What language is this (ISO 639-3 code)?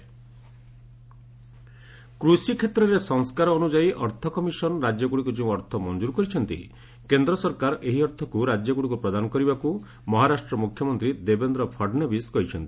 ori